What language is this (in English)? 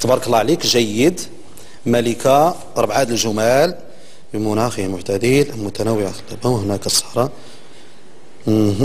Arabic